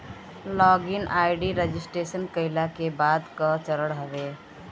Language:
Bhojpuri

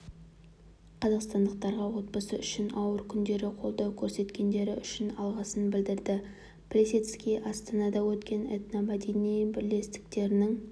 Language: Kazakh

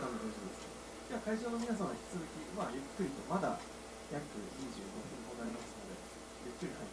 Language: Japanese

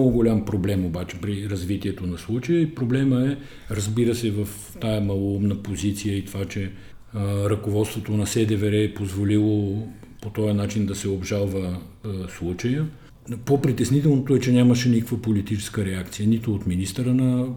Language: Bulgarian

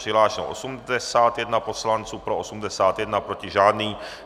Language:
Czech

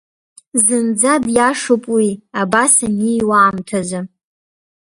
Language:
Abkhazian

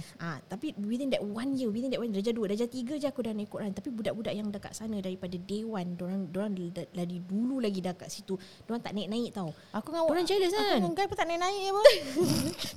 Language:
Malay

